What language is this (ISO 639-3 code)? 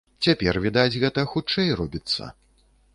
bel